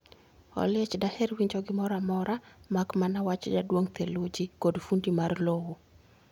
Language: Luo (Kenya and Tanzania)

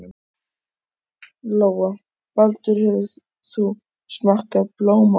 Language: Icelandic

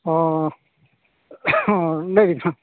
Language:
Santali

